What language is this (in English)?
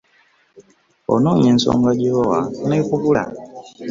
Ganda